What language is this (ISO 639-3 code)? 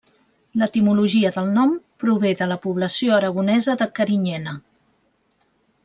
cat